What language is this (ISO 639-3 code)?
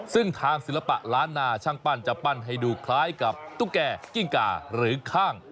tha